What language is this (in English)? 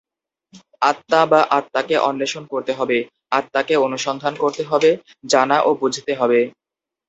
Bangla